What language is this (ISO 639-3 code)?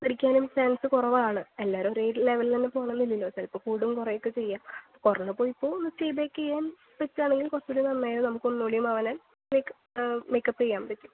mal